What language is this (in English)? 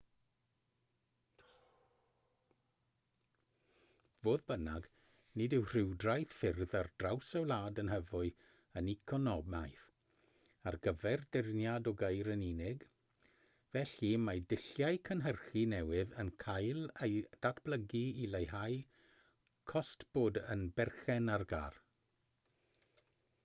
Welsh